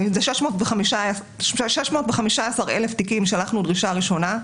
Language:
Hebrew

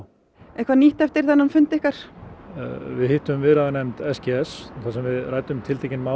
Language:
Icelandic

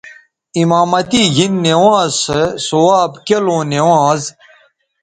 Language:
Bateri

